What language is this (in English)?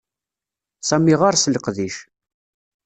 Kabyle